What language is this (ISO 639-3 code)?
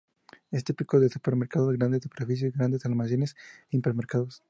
spa